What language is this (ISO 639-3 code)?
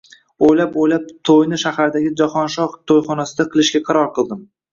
uzb